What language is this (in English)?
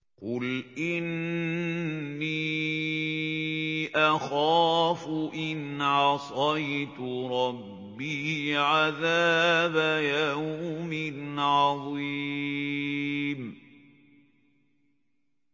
Arabic